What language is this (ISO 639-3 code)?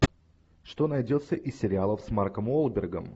rus